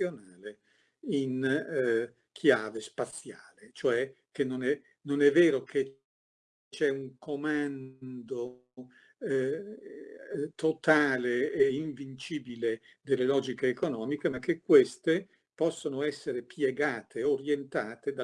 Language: Italian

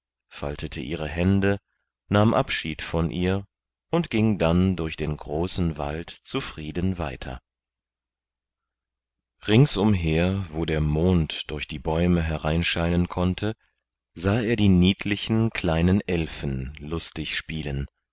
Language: German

